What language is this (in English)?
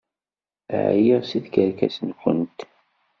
Kabyle